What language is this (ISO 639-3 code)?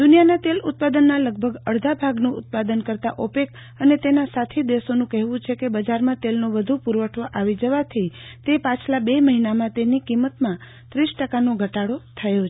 guj